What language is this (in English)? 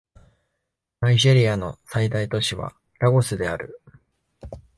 Japanese